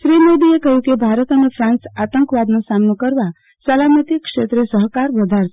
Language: Gujarati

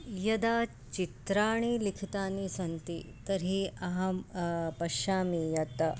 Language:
Sanskrit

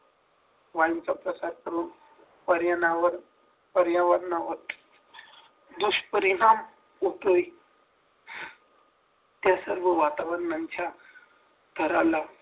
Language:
Marathi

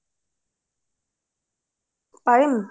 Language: Assamese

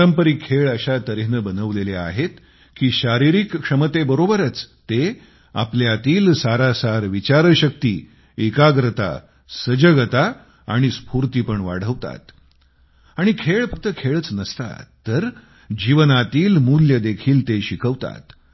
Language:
Marathi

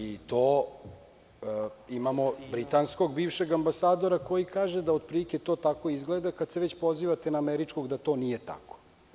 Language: Serbian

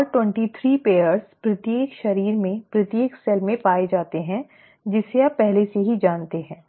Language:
Hindi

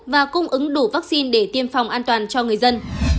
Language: Vietnamese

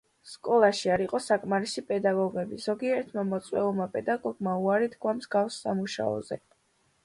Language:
Georgian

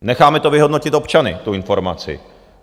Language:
Czech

